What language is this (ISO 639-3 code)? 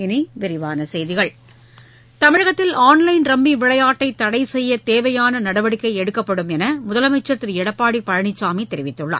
tam